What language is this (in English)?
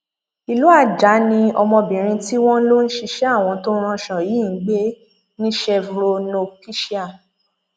Yoruba